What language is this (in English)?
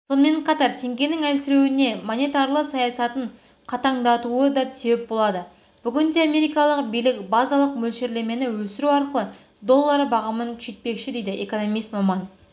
Kazakh